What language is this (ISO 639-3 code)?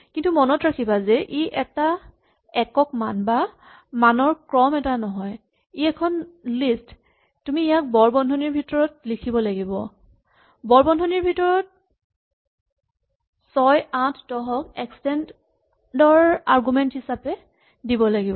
asm